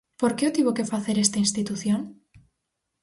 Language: Galician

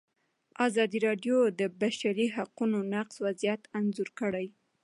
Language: Pashto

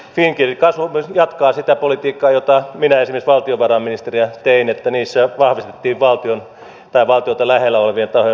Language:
Finnish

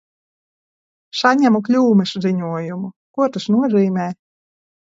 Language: Latvian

